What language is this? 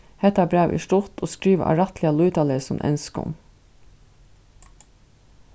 Faroese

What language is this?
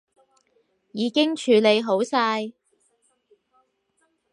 Cantonese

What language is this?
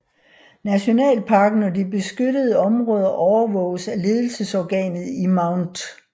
Danish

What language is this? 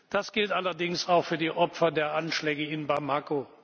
German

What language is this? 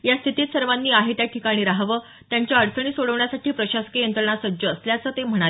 Marathi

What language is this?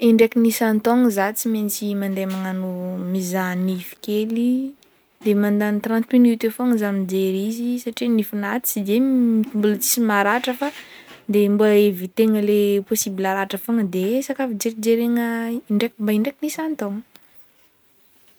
Northern Betsimisaraka Malagasy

